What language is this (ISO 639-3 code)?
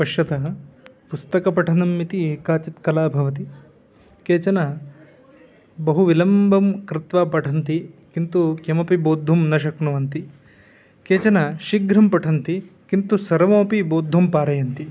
san